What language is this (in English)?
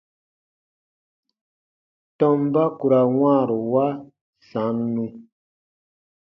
Baatonum